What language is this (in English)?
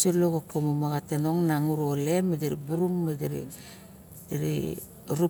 Barok